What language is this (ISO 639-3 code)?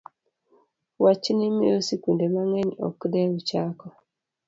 luo